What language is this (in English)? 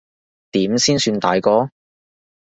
Cantonese